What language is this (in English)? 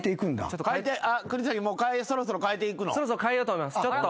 Japanese